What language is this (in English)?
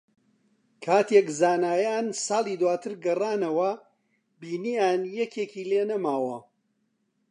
Central Kurdish